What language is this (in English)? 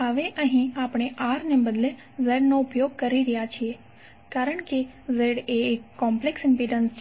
Gujarati